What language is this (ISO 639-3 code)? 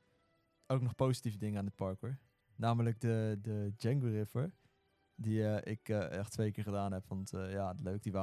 nld